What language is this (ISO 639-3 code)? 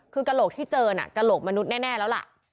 tha